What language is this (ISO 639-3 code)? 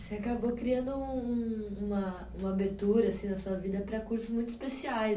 por